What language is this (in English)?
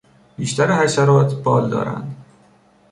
Persian